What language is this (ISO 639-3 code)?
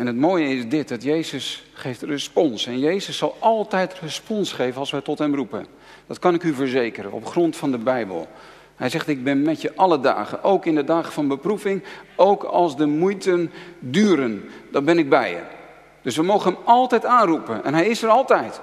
nld